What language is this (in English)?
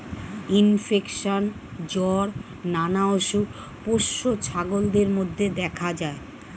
Bangla